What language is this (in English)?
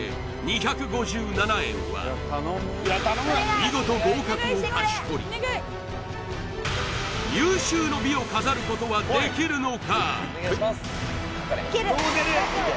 Japanese